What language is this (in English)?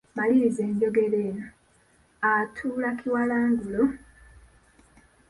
Ganda